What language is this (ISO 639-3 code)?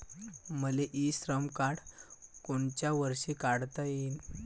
mar